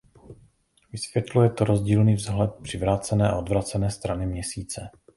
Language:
Czech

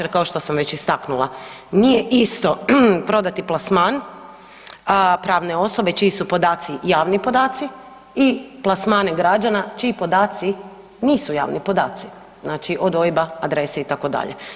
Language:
Croatian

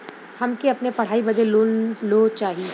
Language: Bhojpuri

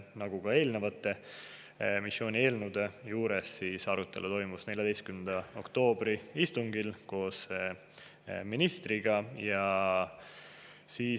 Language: Estonian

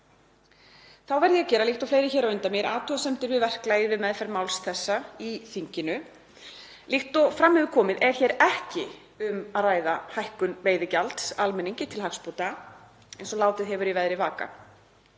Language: Icelandic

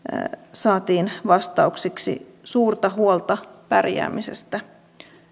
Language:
Finnish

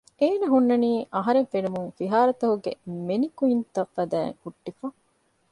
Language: Divehi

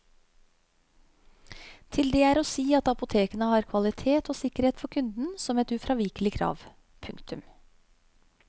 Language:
Norwegian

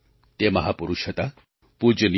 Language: Gujarati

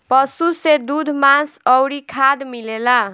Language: Bhojpuri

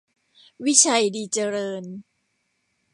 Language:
Thai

